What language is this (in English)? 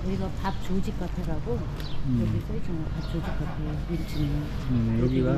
Korean